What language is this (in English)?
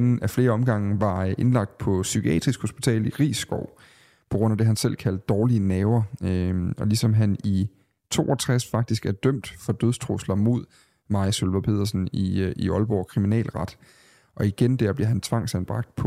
Danish